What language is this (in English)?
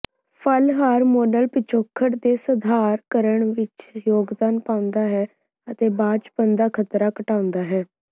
Punjabi